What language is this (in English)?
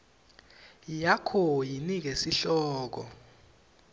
Swati